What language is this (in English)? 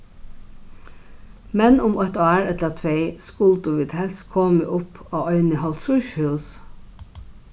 Faroese